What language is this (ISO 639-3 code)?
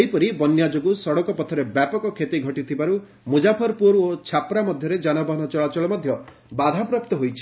ori